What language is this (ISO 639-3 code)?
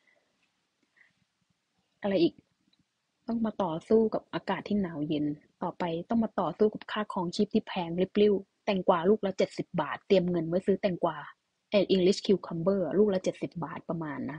tha